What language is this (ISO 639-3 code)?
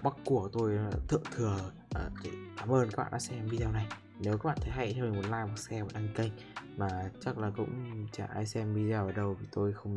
vie